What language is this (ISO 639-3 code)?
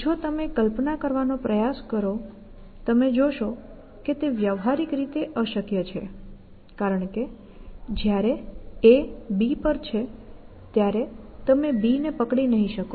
guj